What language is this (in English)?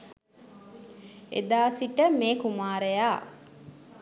Sinhala